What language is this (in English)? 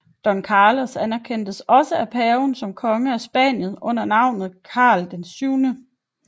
Danish